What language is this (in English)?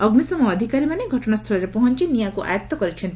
Odia